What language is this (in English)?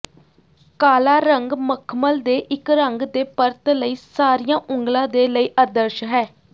Punjabi